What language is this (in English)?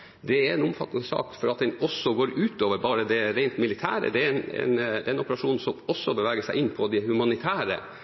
Norwegian Bokmål